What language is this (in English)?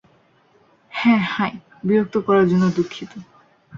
Bangla